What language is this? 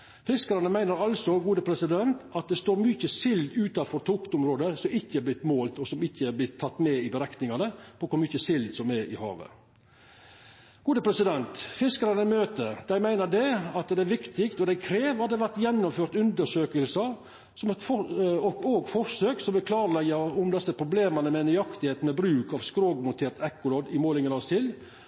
Norwegian Nynorsk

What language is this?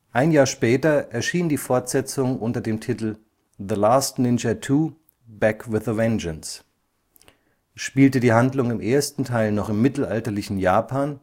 German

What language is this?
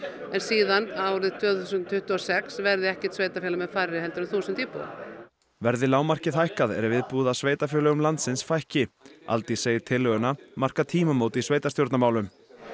Icelandic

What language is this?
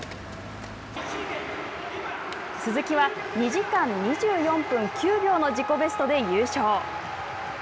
Japanese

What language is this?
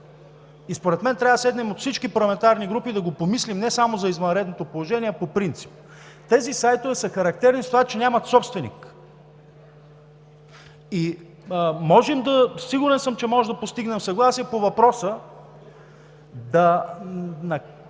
Bulgarian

